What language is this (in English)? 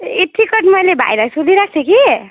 Nepali